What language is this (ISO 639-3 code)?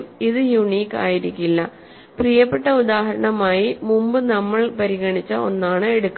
mal